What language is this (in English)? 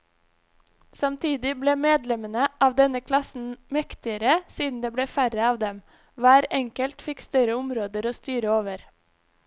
Norwegian